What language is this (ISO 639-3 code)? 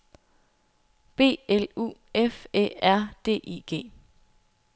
dan